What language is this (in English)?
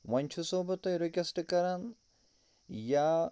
Kashmiri